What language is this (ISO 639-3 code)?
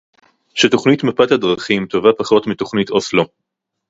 heb